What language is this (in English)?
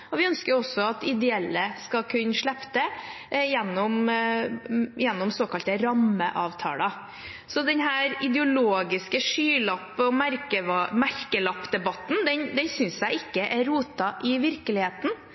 Norwegian Bokmål